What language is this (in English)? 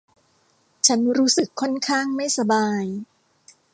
Thai